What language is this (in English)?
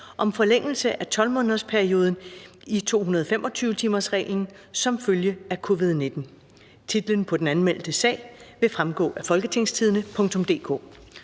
Danish